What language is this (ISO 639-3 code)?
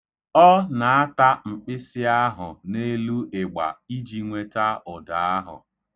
ibo